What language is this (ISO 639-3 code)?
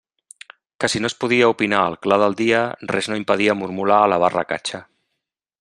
cat